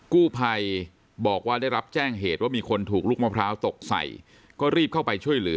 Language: Thai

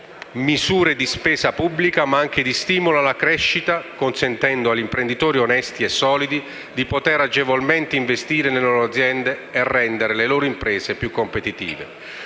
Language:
Italian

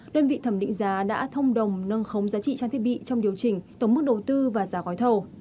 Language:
Vietnamese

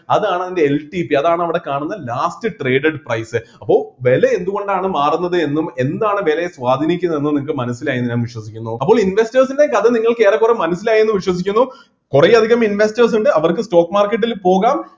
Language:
Malayalam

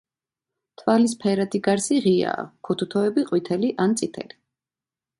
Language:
Georgian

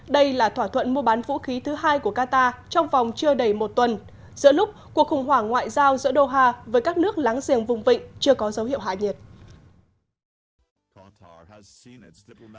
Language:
Vietnamese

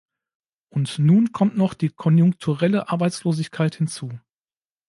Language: German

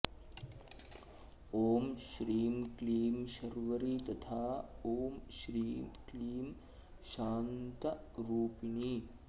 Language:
Sanskrit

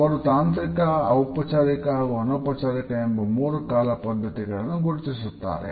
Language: Kannada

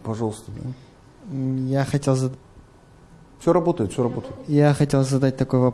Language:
Russian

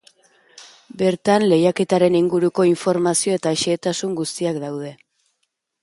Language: Basque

